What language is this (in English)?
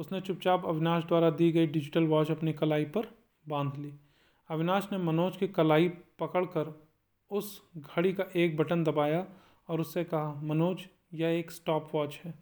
Hindi